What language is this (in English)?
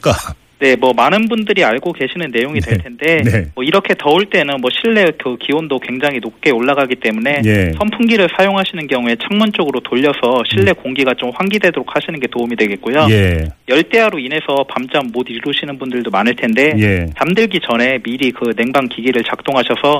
Korean